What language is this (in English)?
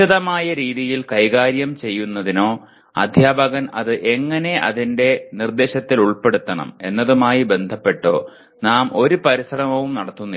Malayalam